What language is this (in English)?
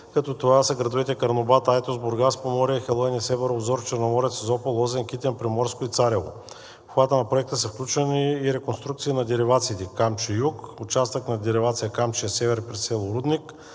Bulgarian